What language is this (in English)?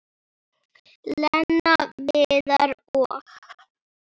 Icelandic